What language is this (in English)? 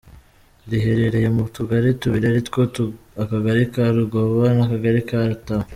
Kinyarwanda